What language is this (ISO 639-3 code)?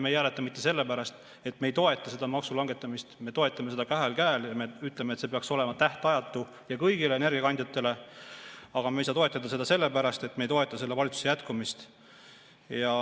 est